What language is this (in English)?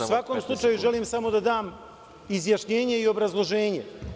Serbian